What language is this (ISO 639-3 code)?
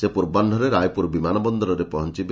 ori